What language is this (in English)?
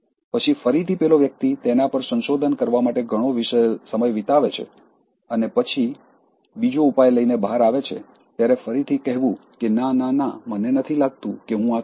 Gujarati